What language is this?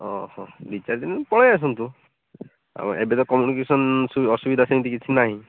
Odia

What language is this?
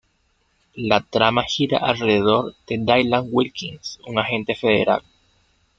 Spanish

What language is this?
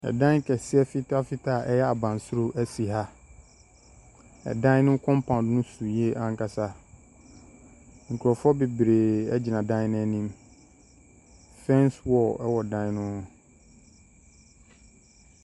Akan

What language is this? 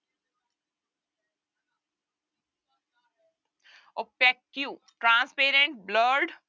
Punjabi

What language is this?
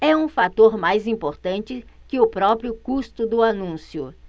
Portuguese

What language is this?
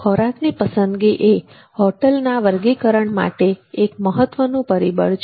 Gujarati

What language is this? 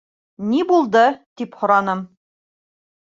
Bashkir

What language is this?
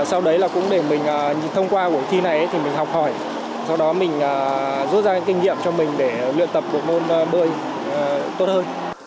Vietnamese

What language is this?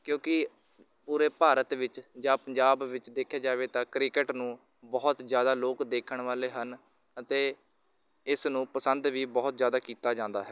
Punjabi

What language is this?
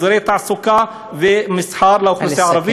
Hebrew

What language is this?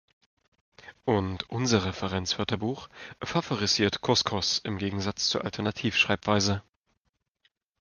German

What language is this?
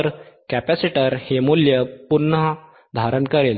Marathi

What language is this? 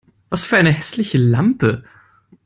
German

